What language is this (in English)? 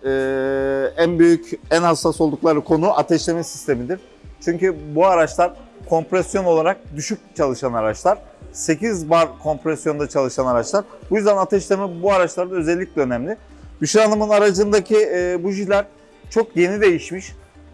Turkish